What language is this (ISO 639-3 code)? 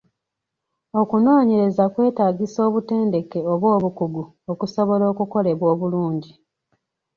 lug